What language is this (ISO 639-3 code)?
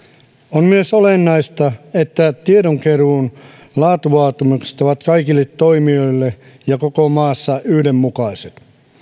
fin